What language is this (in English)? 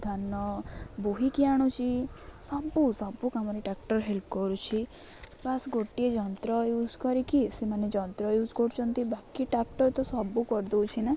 Odia